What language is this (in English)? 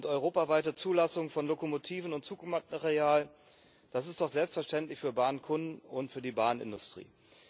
German